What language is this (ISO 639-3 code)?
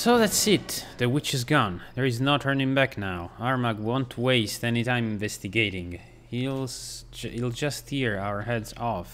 ita